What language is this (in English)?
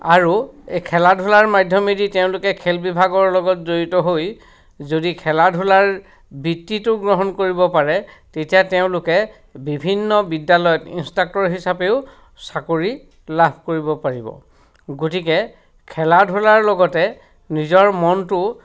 Assamese